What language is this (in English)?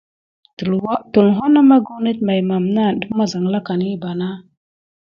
Gidar